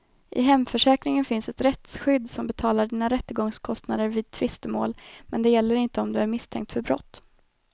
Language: Swedish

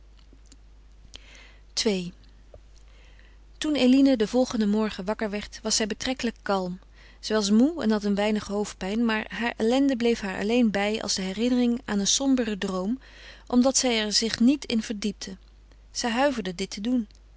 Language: Dutch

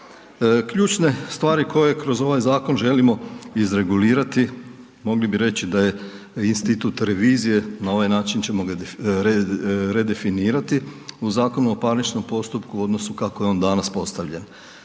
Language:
Croatian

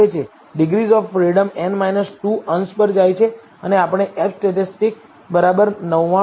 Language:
Gujarati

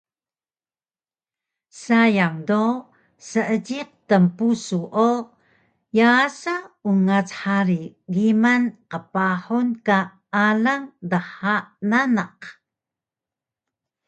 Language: Taroko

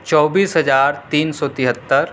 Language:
Urdu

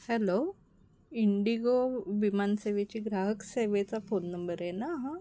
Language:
Marathi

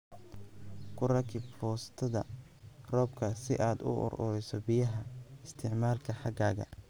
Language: Somali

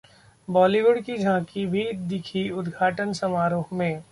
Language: Hindi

